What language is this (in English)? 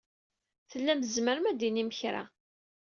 Kabyle